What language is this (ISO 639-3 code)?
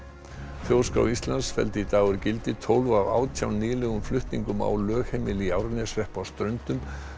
isl